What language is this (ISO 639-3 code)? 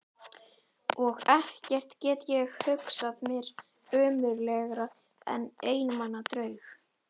isl